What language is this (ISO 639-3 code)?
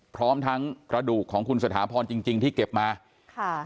tha